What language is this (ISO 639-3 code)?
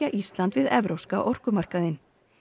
isl